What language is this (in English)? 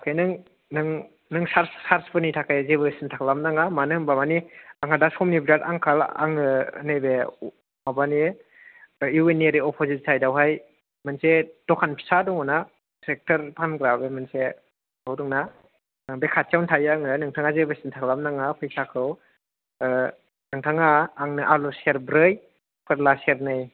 Bodo